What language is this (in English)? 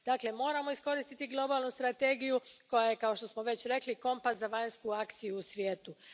Croatian